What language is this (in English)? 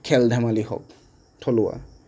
Assamese